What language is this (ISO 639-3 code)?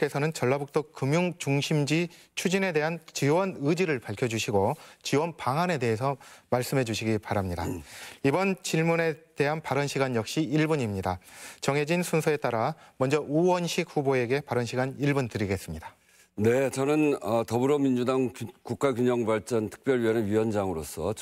kor